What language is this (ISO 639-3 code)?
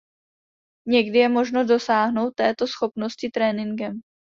ces